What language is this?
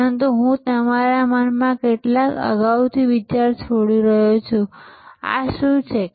Gujarati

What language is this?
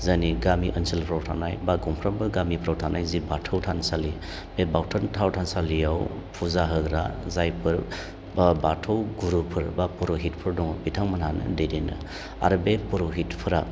Bodo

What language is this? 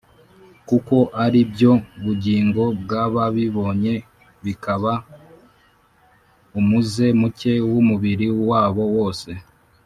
Kinyarwanda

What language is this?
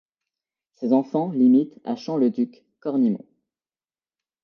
French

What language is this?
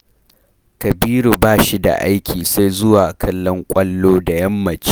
Hausa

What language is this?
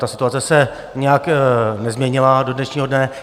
Czech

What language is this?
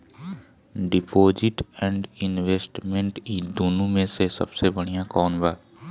Bhojpuri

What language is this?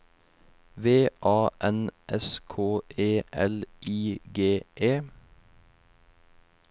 Norwegian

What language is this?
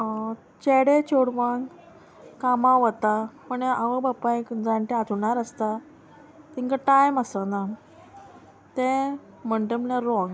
Konkani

